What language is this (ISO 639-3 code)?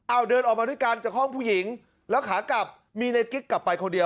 tha